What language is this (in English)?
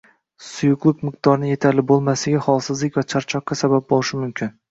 Uzbek